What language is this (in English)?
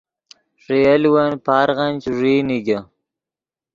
Yidgha